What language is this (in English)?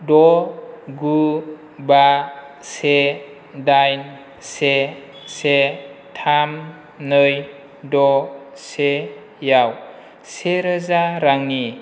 Bodo